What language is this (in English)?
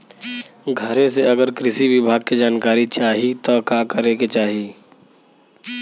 Bhojpuri